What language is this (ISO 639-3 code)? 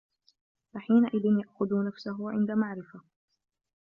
ara